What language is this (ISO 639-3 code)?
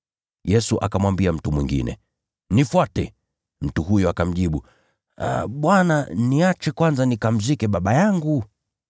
swa